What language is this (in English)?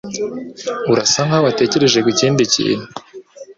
Kinyarwanda